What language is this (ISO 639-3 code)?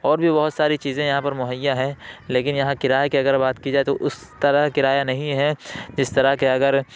urd